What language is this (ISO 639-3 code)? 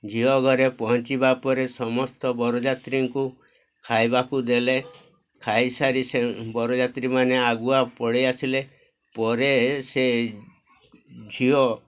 ori